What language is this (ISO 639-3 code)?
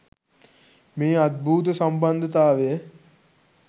sin